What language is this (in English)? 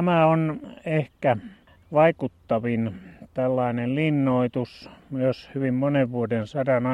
Finnish